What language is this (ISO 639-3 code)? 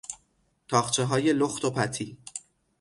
fas